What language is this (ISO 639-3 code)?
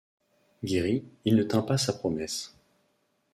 fra